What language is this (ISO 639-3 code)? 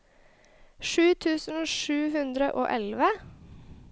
nor